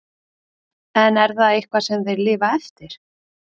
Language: Icelandic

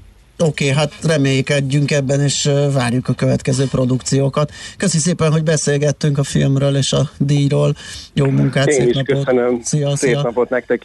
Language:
Hungarian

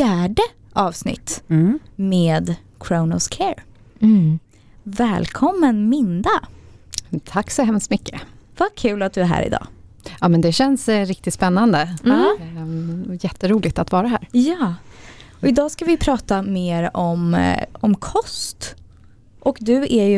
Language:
Swedish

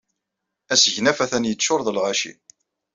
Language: Kabyle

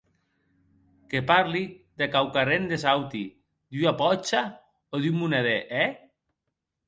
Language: Occitan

